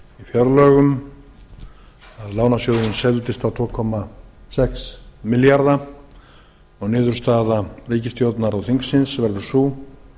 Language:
Icelandic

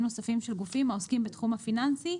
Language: Hebrew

